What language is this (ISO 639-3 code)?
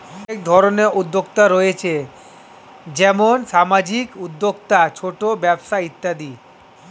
ben